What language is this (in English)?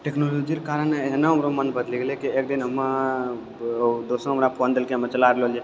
Maithili